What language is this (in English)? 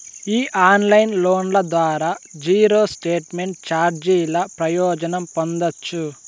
Telugu